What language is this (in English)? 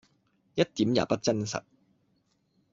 Cantonese